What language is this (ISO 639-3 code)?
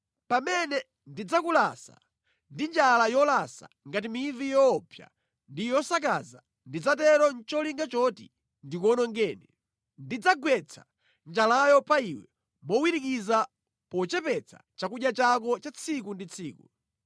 nya